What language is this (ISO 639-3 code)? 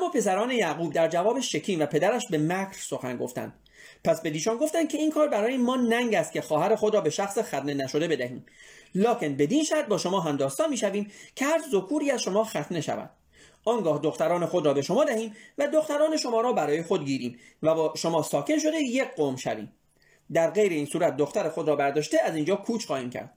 fas